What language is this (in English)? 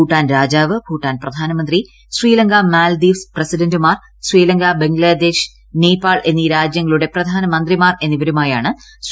Malayalam